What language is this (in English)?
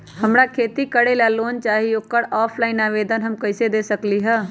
Magahi